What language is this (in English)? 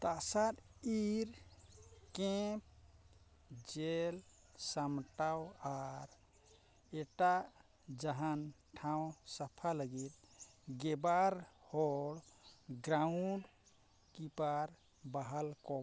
Santali